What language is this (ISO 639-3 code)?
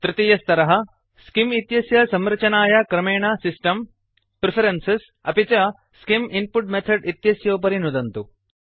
san